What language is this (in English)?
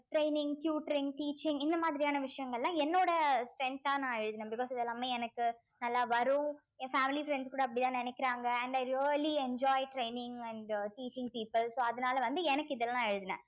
Tamil